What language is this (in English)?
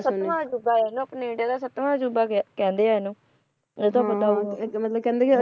Punjabi